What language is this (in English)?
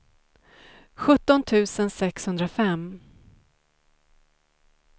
Swedish